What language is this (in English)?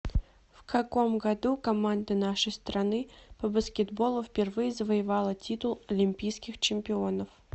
Russian